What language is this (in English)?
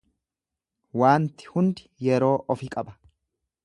Oromo